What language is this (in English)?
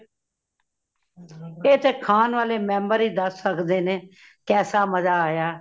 Punjabi